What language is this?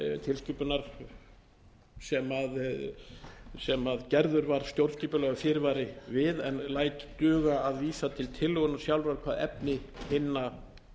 Icelandic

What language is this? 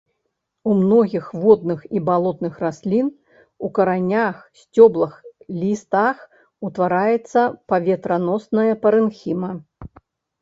Belarusian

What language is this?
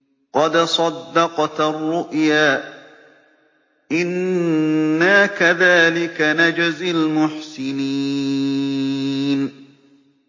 Arabic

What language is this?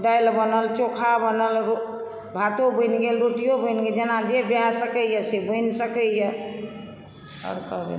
Maithili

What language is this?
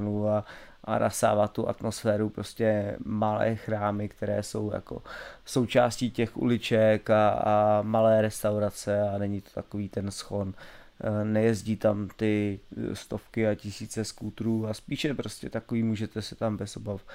Czech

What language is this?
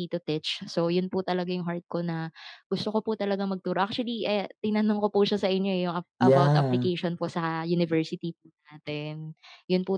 Filipino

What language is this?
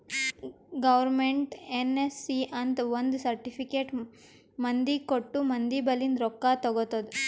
Kannada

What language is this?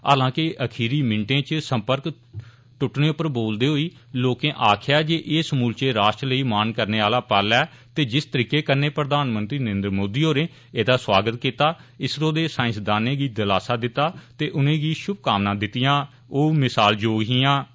Dogri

